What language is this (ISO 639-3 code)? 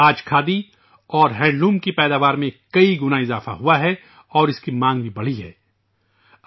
urd